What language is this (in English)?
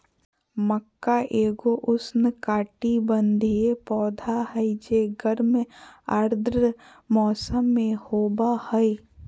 Magahi